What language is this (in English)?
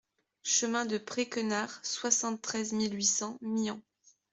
French